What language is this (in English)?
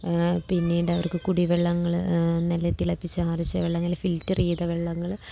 Malayalam